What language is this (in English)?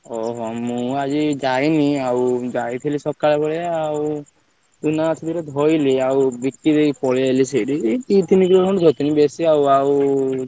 Odia